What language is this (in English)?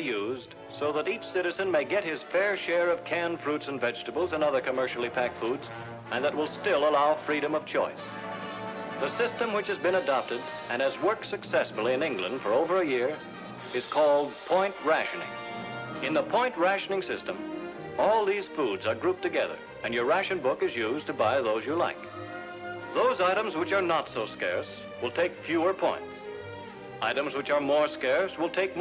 English